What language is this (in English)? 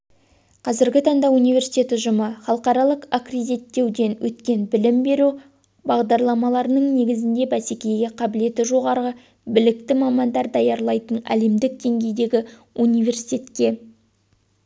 Kazakh